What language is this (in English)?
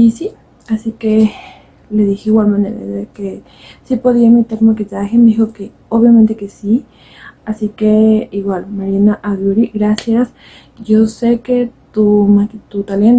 Spanish